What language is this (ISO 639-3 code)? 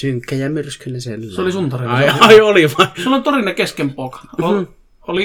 fin